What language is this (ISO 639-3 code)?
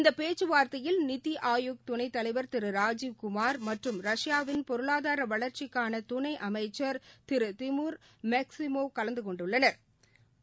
tam